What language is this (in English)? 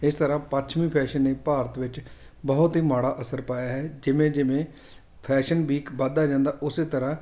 Punjabi